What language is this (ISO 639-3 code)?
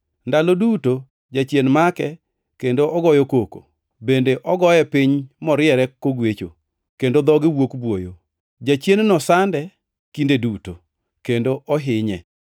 luo